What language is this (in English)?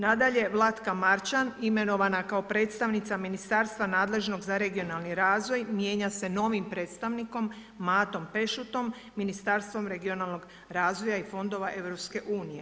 Croatian